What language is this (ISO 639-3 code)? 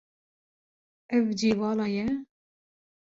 kur